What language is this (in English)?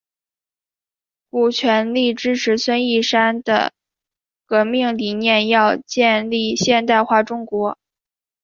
Chinese